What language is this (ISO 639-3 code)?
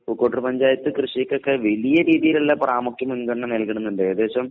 mal